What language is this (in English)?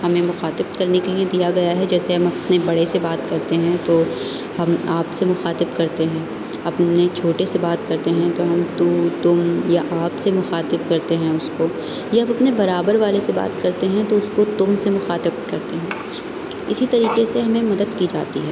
Urdu